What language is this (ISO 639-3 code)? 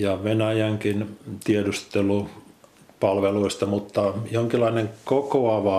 fin